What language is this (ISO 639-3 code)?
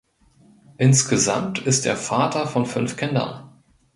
deu